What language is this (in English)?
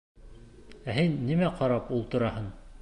Bashkir